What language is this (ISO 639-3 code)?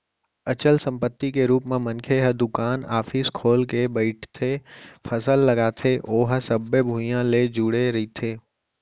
hne